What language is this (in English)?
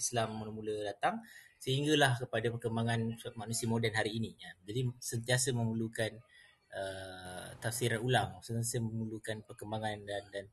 Malay